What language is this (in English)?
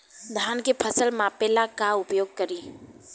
Bhojpuri